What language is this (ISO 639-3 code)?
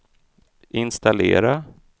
swe